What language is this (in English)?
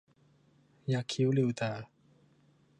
Thai